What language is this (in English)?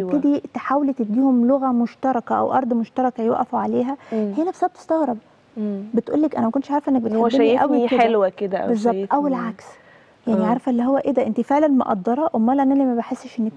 Arabic